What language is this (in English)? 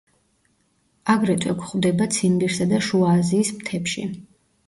Georgian